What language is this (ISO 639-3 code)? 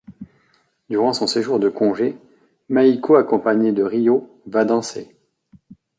fra